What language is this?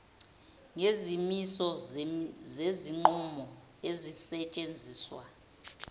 Zulu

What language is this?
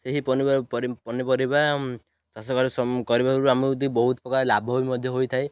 Odia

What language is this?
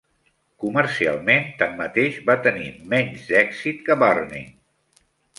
Catalan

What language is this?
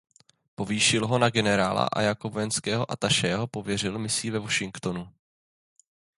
Czech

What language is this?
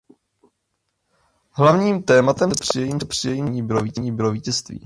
Czech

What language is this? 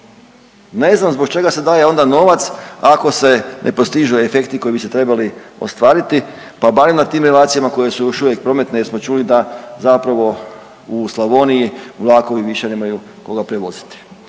Croatian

